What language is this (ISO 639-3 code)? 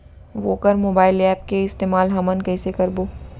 hne